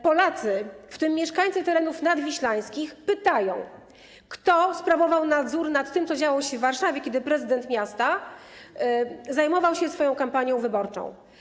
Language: Polish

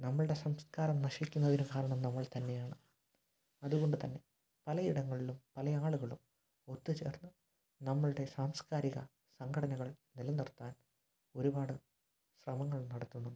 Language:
Malayalam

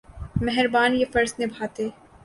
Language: Urdu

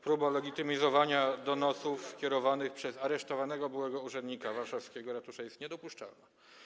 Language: Polish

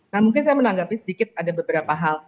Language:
Indonesian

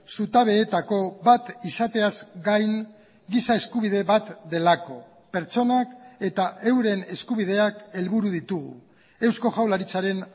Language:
Basque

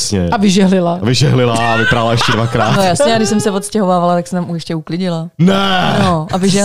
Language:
Czech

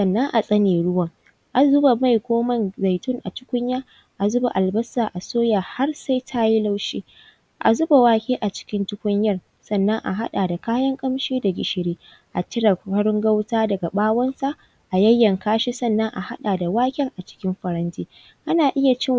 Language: Hausa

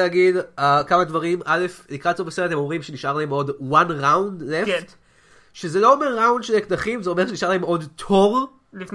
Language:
Hebrew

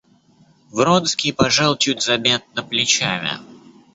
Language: Russian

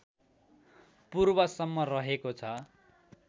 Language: Nepali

